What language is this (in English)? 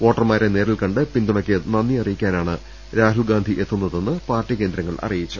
Malayalam